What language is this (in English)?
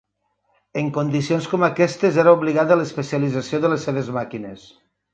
Catalan